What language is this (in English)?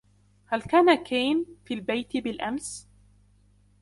Arabic